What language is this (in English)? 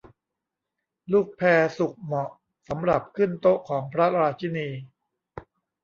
Thai